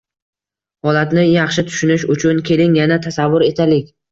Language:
Uzbek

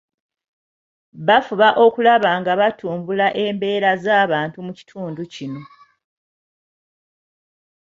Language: Ganda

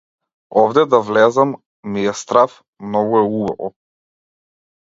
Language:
Macedonian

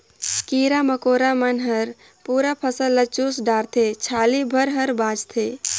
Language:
Chhattisgarhi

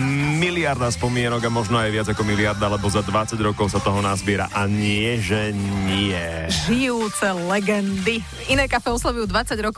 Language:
Slovak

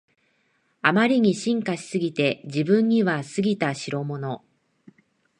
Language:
Japanese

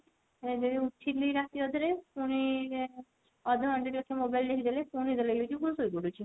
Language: Odia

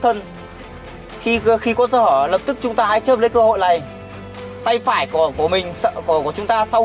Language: Vietnamese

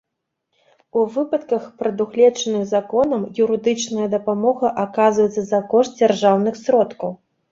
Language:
Belarusian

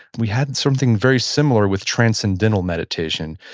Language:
English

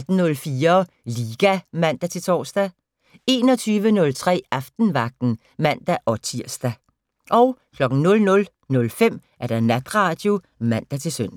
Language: Danish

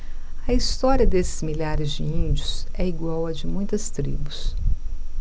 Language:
Portuguese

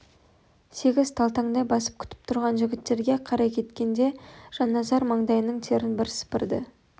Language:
Kazakh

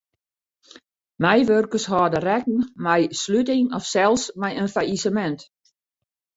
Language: Western Frisian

